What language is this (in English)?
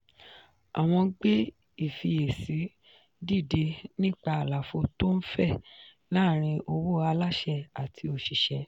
Yoruba